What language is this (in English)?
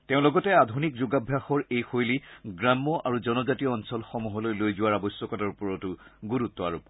Assamese